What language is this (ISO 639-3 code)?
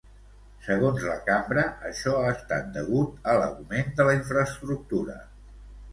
cat